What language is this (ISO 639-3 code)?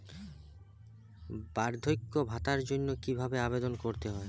ben